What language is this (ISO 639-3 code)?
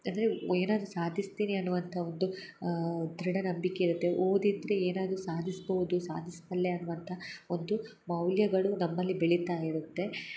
kan